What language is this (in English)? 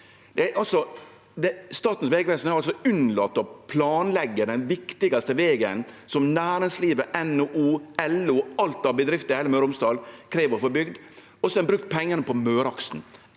Norwegian